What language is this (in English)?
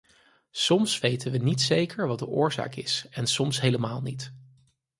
Dutch